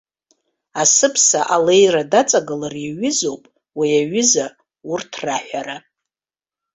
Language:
Abkhazian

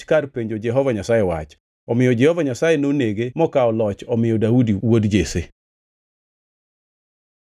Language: Luo (Kenya and Tanzania)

